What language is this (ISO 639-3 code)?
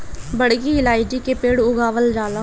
bho